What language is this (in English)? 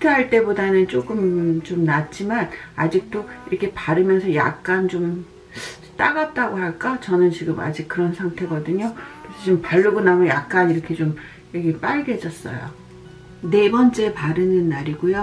Korean